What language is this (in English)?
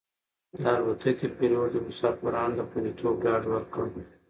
Pashto